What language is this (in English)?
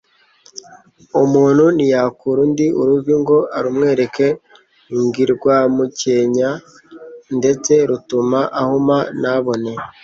Kinyarwanda